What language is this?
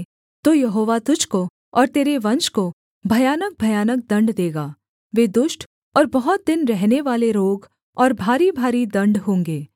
Hindi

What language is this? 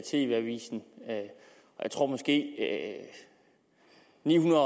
Danish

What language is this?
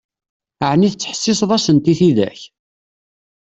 Kabyle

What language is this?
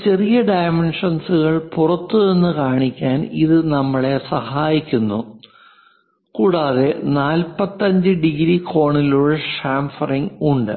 Malayalam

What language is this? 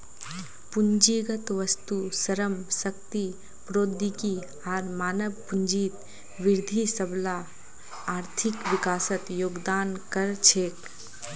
Magahi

